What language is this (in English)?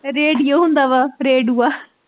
Punjabi